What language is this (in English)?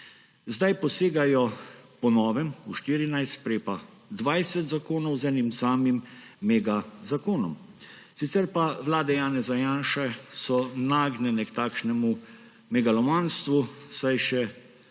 Slovenian